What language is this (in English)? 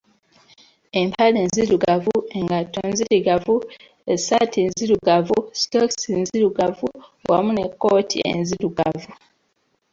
Ganda